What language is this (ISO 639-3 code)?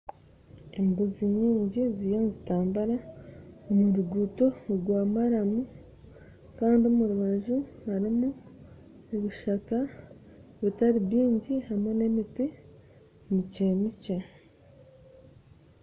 nyn